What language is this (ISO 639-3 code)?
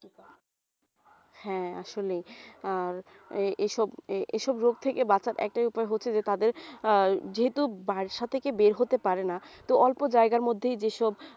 ben